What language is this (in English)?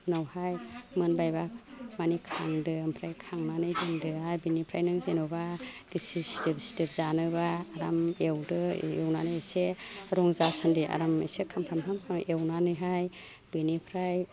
Bodo